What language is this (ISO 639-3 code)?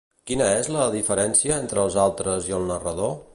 cat